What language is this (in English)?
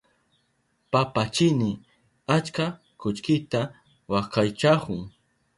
Southern Pastaza Quechua